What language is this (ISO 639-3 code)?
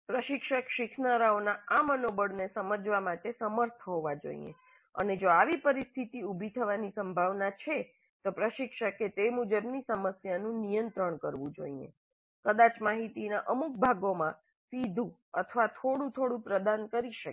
guj